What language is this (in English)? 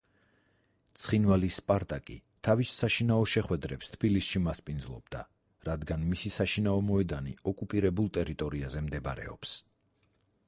Georgian